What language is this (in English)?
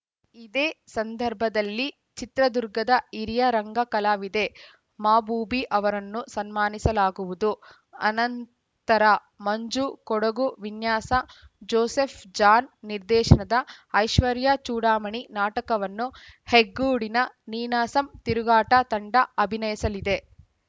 Kannada